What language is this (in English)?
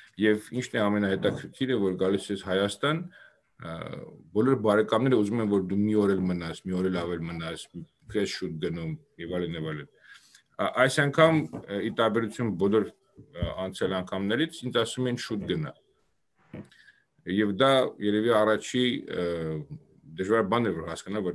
Romanian